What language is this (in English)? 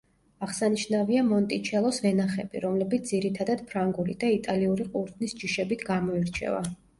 Georgian